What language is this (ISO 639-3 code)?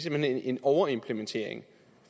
dan